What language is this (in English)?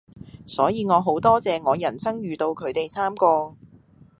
Cantonese